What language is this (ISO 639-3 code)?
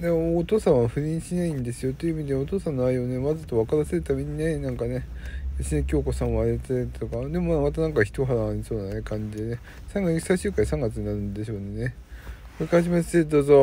jpn